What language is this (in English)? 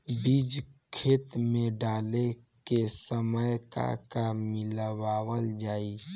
Bhojpuri